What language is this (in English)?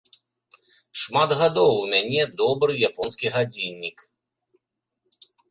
Belarusian